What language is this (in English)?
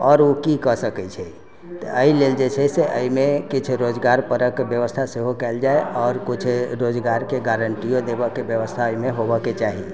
Maithili